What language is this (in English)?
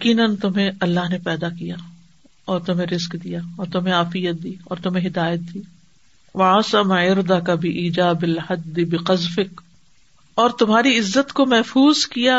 Urdu